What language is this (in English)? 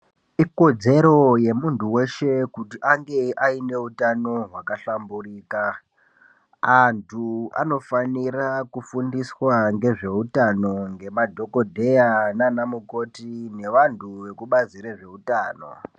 Ndau